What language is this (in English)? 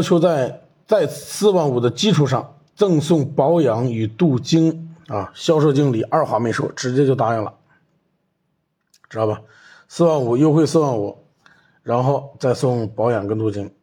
Chinese